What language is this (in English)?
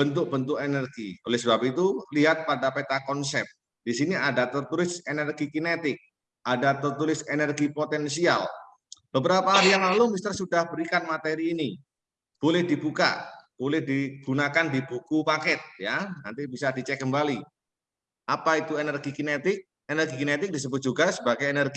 Indonesian